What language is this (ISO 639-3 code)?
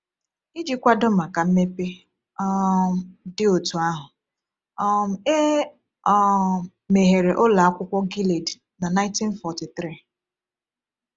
ibo